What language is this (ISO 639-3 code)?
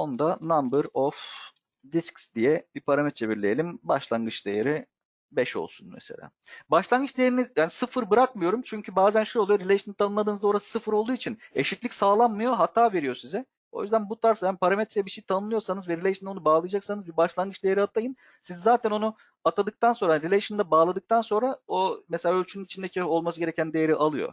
tur